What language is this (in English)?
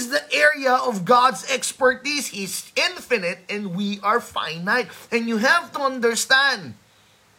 Filipino